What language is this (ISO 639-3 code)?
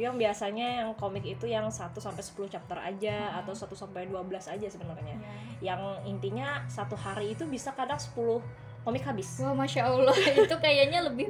ind